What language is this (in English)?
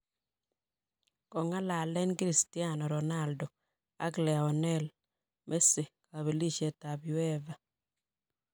Kalenjin